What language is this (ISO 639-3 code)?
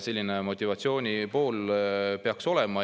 est